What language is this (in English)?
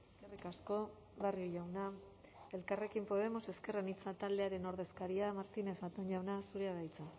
Basque